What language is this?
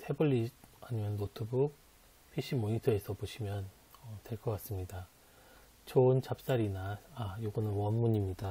Korean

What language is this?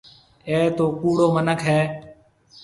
Marwari (Pakistan)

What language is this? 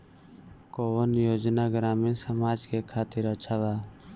Bhojpuri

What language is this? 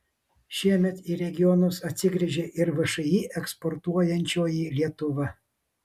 Lithuanian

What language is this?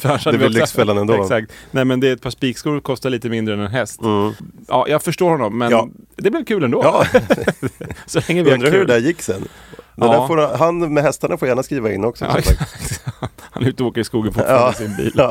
Swedish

